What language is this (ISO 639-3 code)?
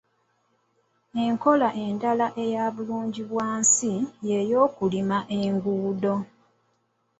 lug